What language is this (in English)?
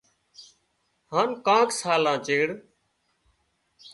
Wadiyara Koli